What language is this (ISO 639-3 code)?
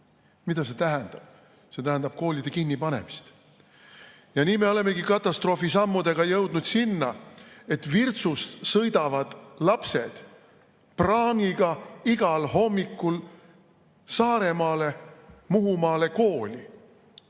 est